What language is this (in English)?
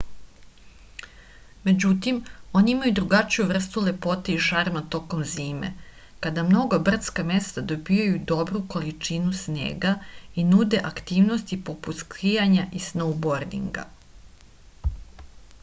Serbian